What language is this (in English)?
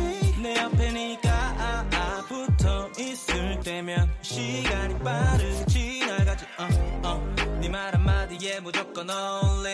Korean